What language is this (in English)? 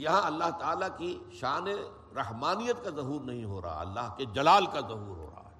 Urdu